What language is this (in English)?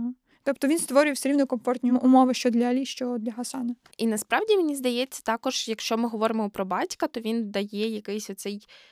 Ukrainian